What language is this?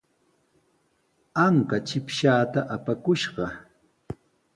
Sihuas Ancash Quechua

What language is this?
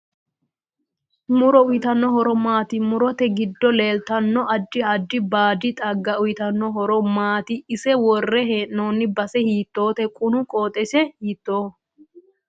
Sidamo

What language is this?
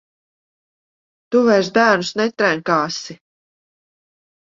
Latvian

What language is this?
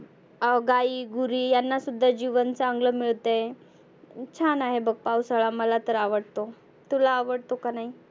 Marathi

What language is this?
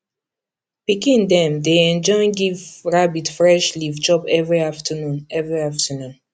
Nigerian Pidgin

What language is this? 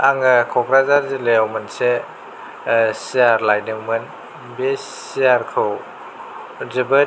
Bodo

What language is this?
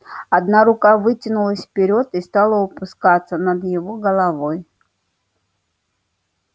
Russian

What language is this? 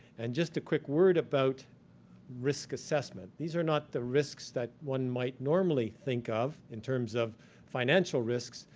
English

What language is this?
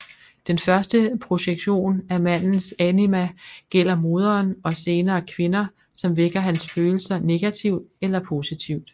Danish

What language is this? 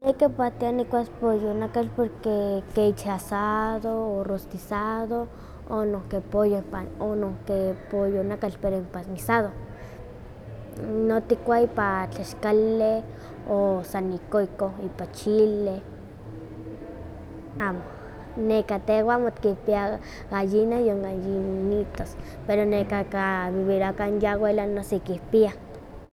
Huaxcaleca Nahuatl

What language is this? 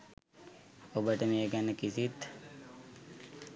Sinhala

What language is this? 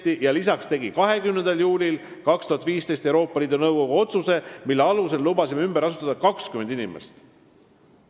Estonian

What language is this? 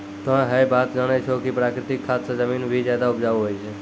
Maithili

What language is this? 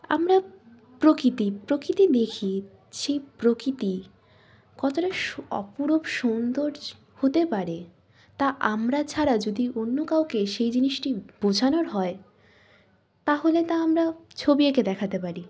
Bangla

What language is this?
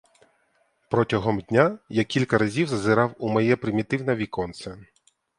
Ukrainian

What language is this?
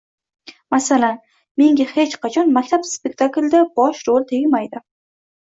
Uzbek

